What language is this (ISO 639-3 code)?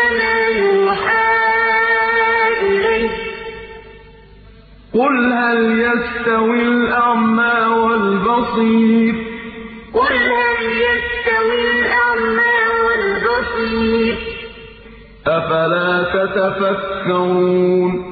ara